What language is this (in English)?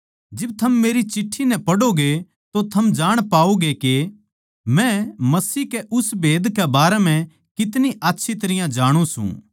Haryanvi